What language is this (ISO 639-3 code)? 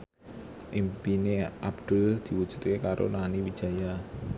jav